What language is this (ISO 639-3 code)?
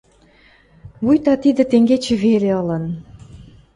mrj